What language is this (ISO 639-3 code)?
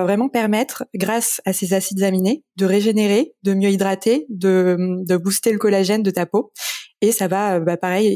fra